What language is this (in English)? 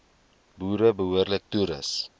Afrikaans